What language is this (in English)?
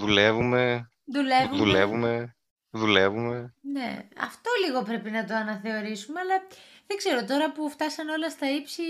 Greek